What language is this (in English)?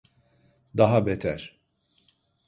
Turkish